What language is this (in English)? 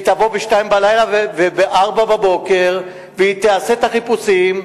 Hebrew